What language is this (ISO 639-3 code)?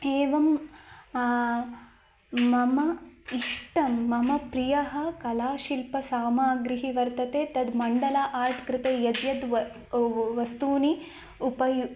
san